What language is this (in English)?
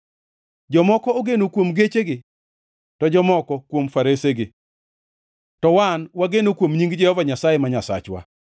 Luo (Kenya and Tanzania)